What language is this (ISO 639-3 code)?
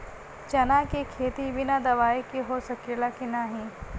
bho